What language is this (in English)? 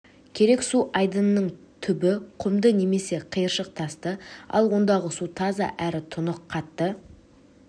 Kazakh